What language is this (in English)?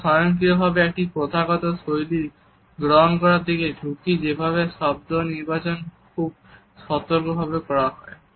Bangla